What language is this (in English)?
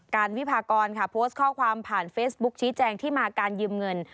Thai